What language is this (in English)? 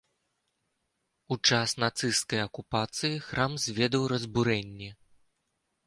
Belarusian